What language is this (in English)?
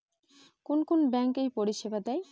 Bangla